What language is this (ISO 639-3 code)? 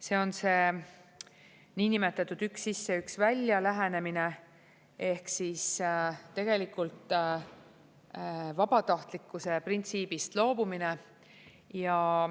est